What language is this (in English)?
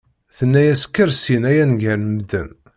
Kabyle